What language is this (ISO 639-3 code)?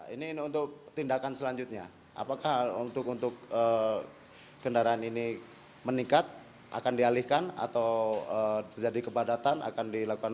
ind